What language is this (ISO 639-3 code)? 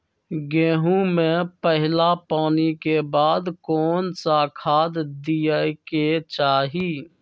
mag